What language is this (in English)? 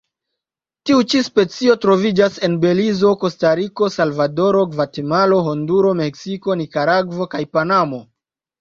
Esperanto